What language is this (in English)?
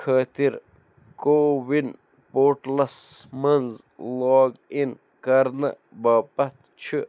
Kashmiri